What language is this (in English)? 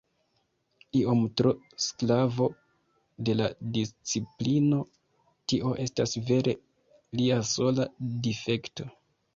Esperanto